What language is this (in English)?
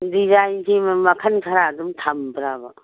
Manipuri